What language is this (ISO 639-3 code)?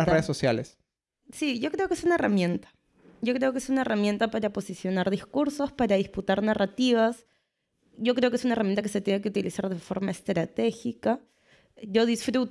spa